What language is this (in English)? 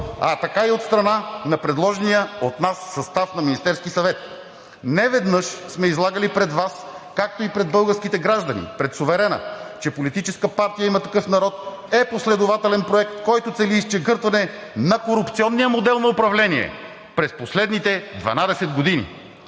Bulgarian